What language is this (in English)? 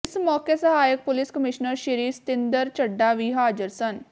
Punjabi